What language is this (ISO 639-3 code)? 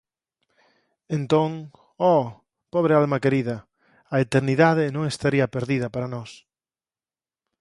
glg